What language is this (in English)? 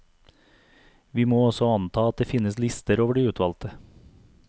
Norwegian